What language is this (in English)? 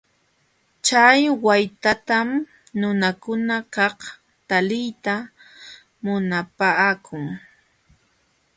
Jauja Wanca Quechua